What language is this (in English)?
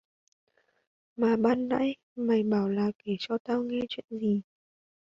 Vietnamese